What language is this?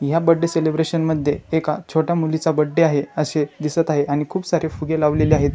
Marathi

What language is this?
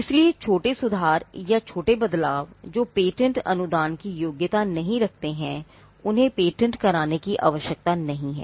Hindi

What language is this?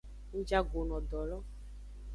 Aja (Benin)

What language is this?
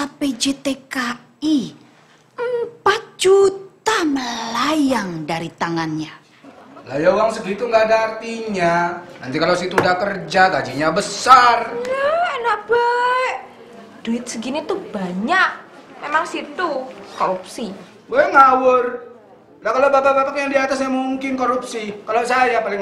Indonesian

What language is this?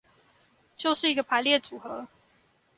Chinese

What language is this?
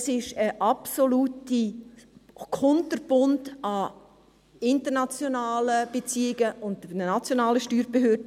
Swiss German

